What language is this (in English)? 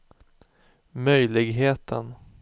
Swedish